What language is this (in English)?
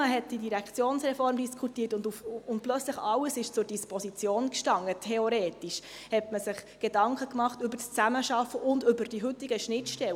Swiss German